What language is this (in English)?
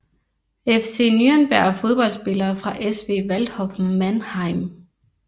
Danish